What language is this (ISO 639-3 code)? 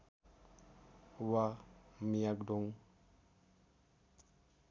nep